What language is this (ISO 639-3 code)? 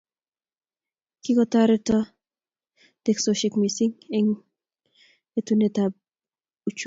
kln